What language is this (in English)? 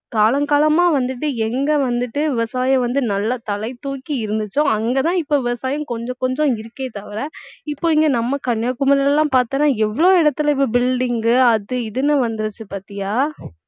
Tamil